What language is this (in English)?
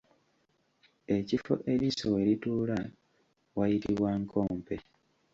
Ganda